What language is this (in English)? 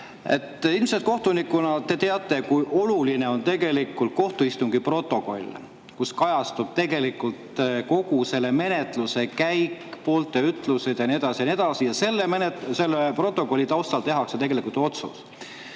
Estonian